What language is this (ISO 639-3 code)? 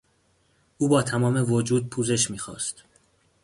fas